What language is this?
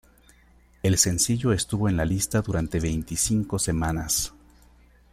Spanish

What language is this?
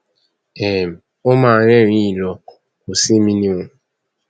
Yoruba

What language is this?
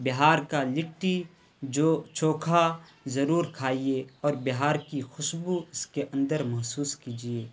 Urdu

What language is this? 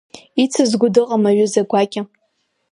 Abkhazian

